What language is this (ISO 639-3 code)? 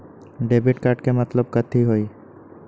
mag